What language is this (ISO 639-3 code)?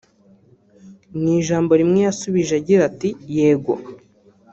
kin